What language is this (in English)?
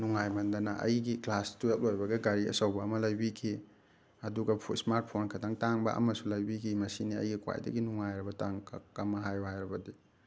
Manipuri